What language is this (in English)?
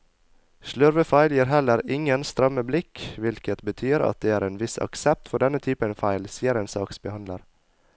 Norwegian